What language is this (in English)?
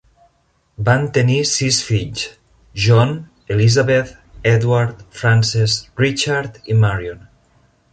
Catalan